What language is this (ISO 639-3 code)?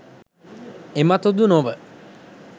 sin